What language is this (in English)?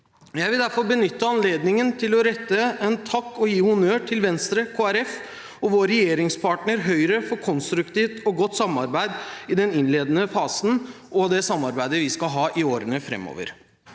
Norwegian